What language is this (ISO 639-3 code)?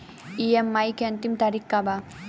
bho